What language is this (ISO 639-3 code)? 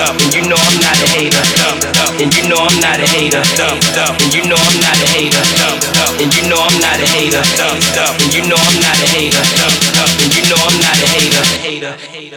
eng